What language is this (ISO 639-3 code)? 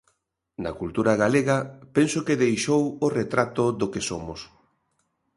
glg